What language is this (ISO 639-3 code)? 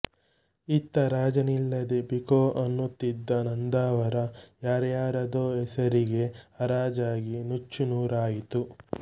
kan